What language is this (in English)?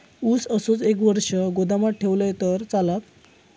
Marathi